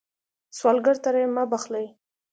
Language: Pashto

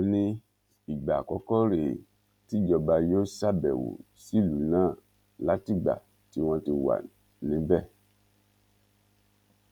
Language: Yoruba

